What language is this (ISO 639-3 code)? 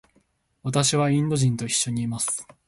jpn